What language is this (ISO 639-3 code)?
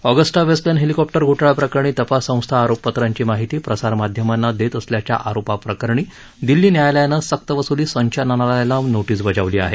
mar